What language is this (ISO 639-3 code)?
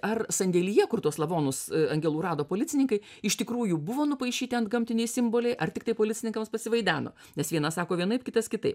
lit